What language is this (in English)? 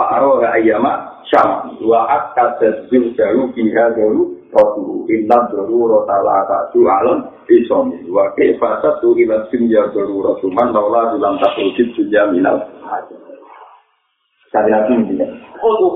Malay